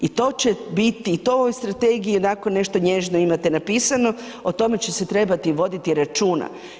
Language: Croatian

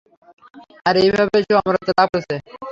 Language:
Bangla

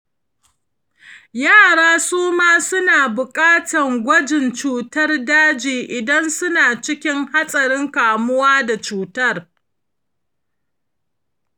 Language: Hausa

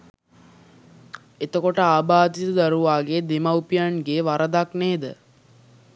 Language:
Sinhala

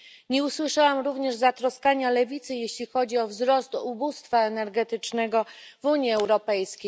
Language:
Polish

